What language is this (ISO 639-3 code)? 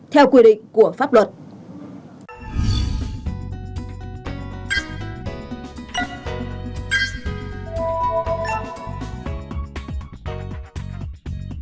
vie